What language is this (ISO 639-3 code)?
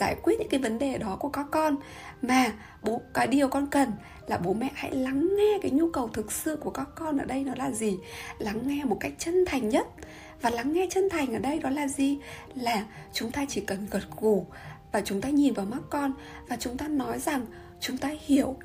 vie